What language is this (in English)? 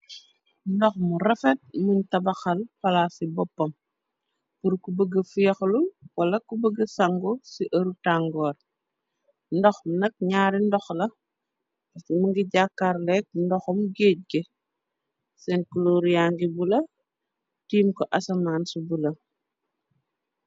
Wolof